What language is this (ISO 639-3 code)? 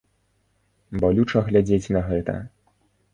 bel